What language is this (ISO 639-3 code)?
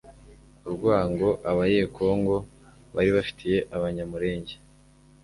kin